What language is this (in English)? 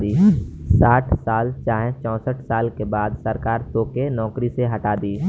Bhojpuri